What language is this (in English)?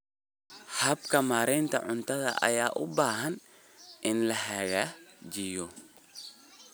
Somali